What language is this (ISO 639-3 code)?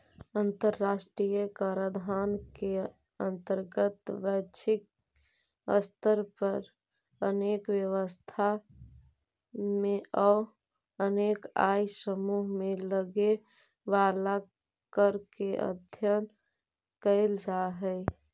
mag